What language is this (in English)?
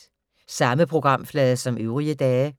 Danish